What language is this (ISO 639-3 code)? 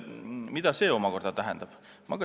est